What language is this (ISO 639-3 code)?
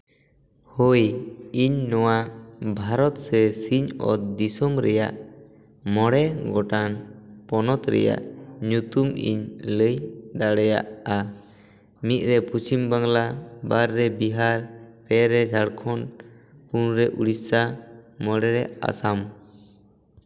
sat